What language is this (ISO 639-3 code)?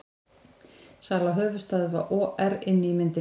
isl